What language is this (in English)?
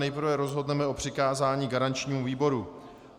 Czech